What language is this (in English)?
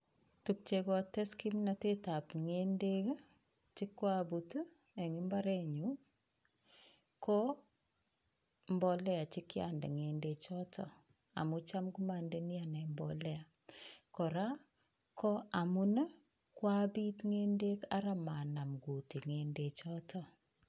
Kalenjin